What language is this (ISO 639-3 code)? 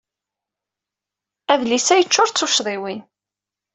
kab